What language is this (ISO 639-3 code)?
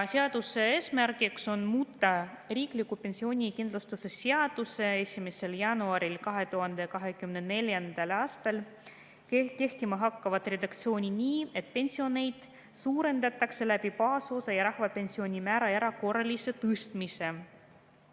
est